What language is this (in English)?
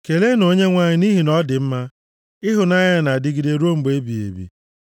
Igbo